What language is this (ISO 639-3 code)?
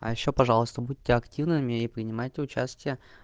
rus